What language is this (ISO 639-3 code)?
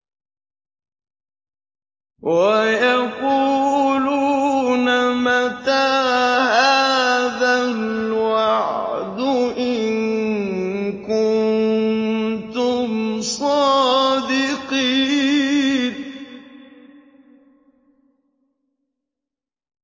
ara